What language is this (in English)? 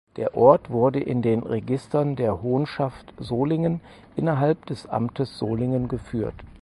German